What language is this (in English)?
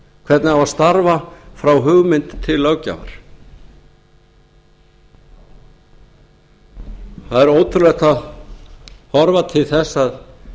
Icelandic